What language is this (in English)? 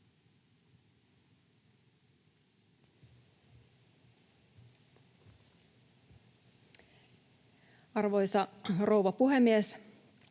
Finnish